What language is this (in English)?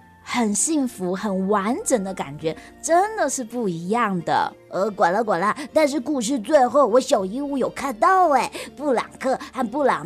Chinese